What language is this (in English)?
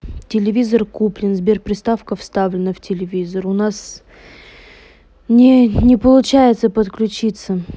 Russian